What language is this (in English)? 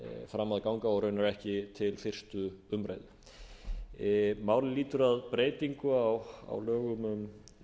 Icelandic